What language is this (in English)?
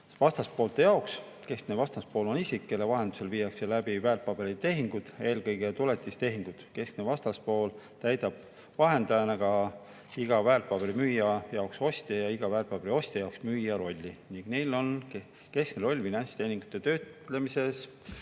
Estonian